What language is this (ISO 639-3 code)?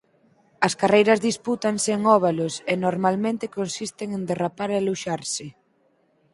glg